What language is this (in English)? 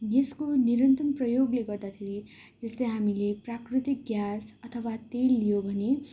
Nepali